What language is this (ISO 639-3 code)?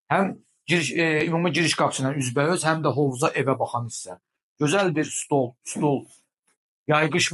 tur